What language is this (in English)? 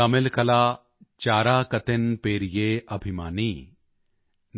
Punjabi